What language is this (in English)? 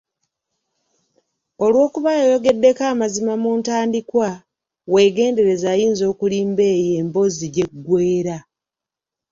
Ganda